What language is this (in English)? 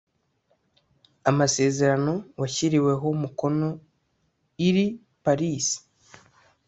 Kinyarwanda